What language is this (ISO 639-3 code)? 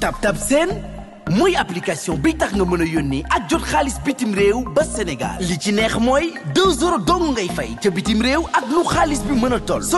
ara